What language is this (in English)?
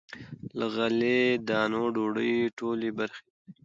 Pashto